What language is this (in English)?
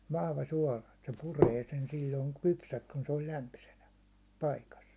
Finnish